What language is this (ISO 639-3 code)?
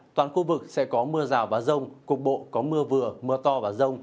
vie